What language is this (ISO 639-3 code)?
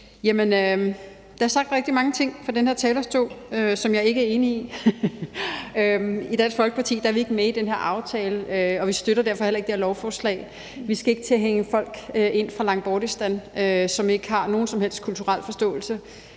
dan